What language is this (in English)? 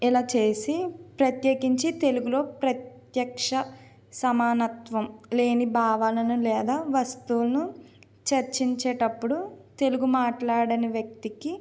Telugu